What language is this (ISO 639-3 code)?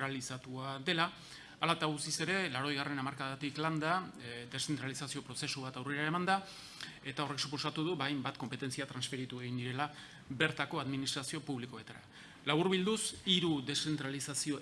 spa